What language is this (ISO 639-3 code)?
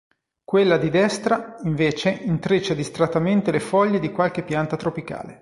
ita